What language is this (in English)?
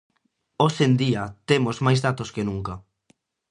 Galician